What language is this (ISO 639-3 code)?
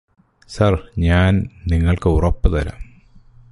mal